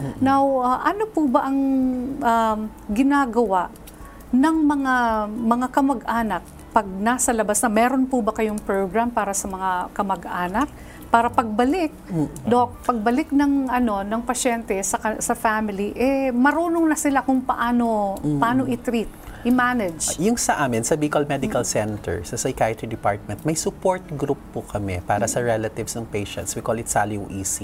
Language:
Filipino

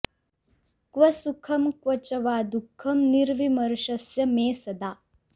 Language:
Sanskrit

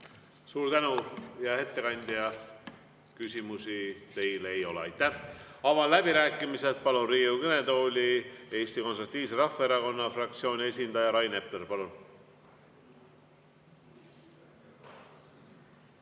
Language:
Estonian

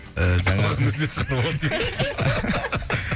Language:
Kazakh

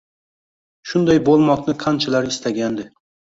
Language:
Uzbek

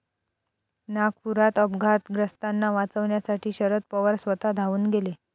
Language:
Marathi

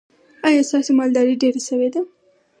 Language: Pashto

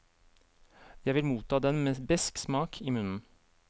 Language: Norwegian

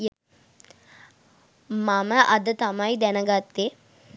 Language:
Sinhala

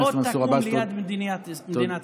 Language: Hebrew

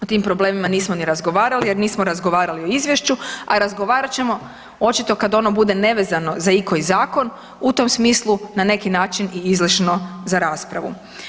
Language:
Croatian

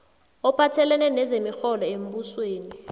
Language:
South Ndebele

